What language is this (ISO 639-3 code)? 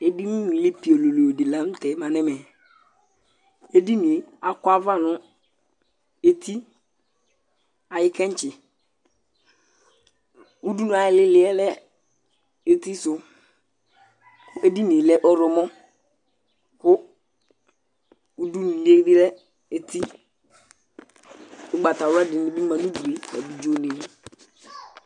kpo